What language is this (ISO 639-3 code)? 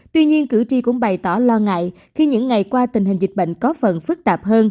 vie